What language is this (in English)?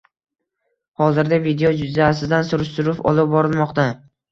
Uzbek